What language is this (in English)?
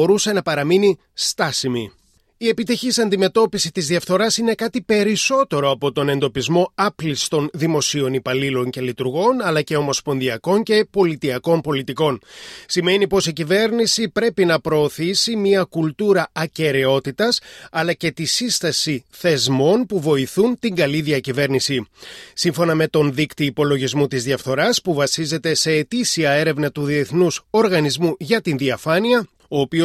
Greek